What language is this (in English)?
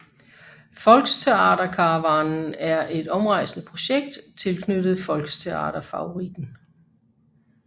Danish